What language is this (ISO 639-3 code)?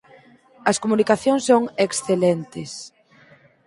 glg